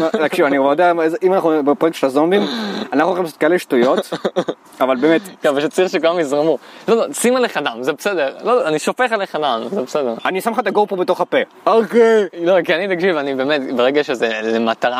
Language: Hebrew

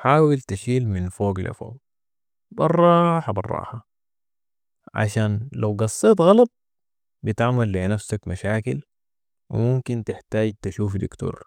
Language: Sudanese Arabic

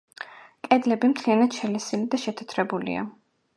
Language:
Georgian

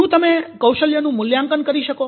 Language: Gujarati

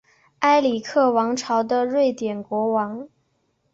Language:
Chinese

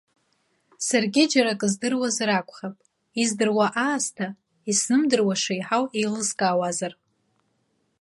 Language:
Abkhazian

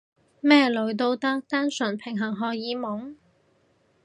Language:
Cantonese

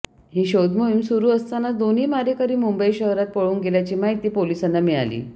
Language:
Marathi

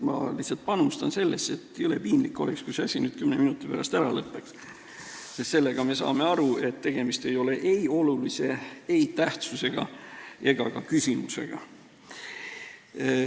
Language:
Estonian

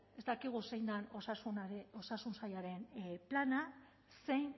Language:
Basque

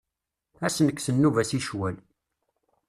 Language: Kabyle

